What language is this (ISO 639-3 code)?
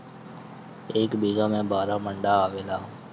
bho